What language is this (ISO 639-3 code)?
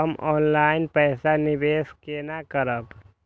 mai